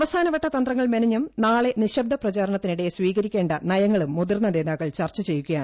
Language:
Malayalam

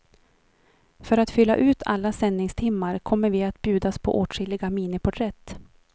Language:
Swedish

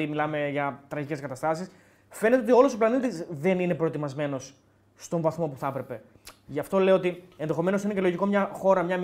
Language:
Greek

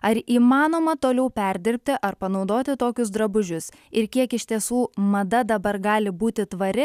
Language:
Lithuanian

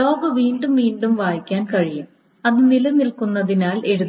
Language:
Malayalam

